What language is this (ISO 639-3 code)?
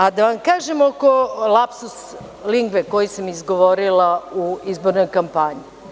srp